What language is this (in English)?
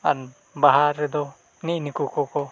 Santali